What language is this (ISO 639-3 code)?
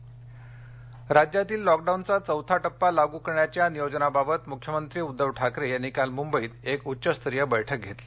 mar